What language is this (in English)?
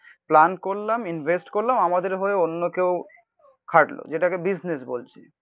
Bangla